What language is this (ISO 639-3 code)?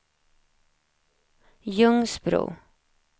swe